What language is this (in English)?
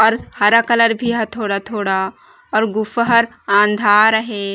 Chhattisgarhi